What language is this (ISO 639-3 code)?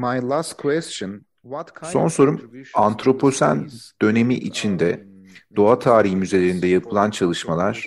tur